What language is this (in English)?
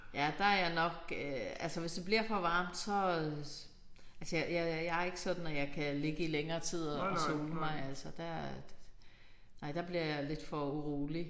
Danish